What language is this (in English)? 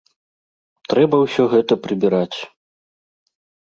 Belarusian